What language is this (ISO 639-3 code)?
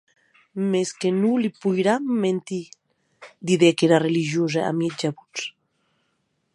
oci